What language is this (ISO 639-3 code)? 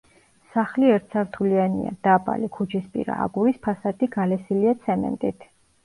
kat